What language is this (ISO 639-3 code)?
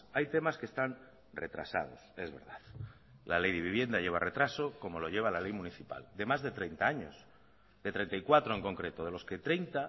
spa